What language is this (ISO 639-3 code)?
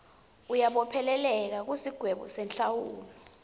ssw